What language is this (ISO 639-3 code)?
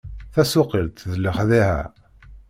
kab